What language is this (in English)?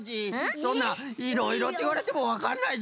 Japanese